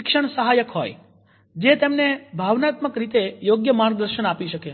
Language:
Gujarati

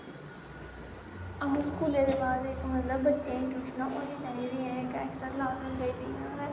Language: Dogri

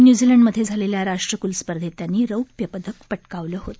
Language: Marathi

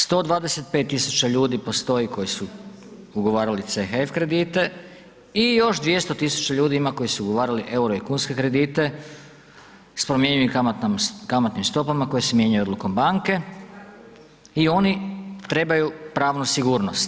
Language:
Croatian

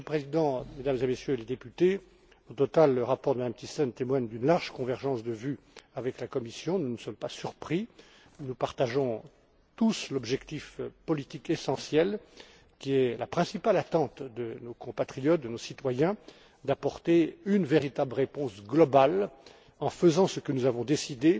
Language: French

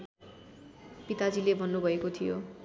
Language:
Nepali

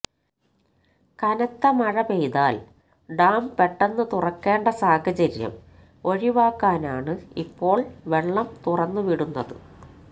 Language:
Malayalam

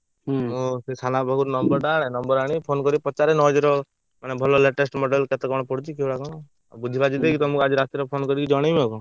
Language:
Odia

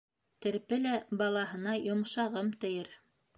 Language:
Bashkir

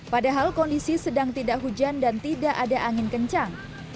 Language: Indonesian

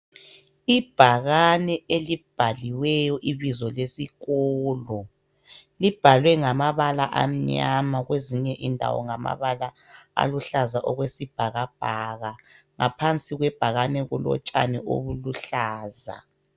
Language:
North Ndebele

